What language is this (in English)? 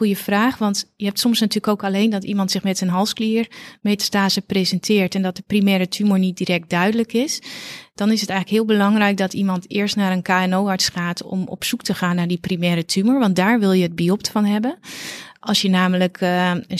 Dutch